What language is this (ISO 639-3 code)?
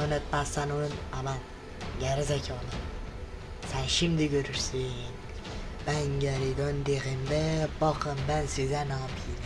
tur